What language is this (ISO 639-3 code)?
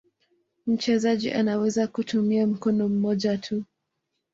swa